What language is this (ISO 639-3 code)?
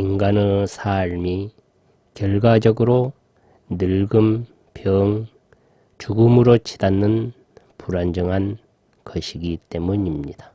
kor